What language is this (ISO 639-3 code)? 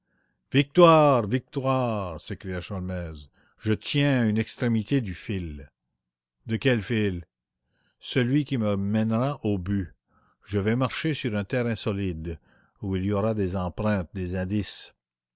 fra